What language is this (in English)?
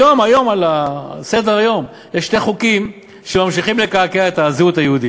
Hebrew